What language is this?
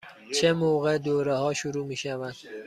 Persian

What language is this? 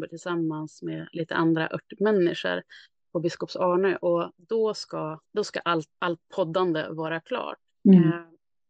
Swedish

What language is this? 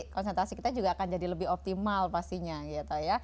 Indonesian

